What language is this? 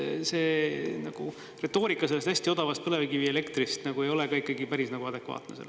Estonian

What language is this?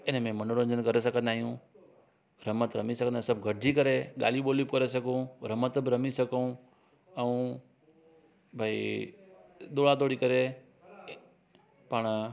Sindhi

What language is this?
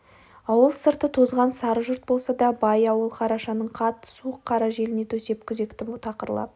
Kazakh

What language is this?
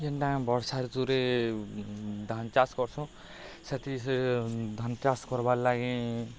Odia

